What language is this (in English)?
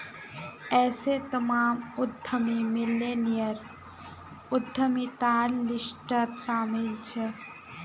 Magahi